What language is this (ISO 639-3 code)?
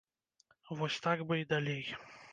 bel